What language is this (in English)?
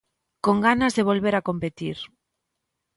Galician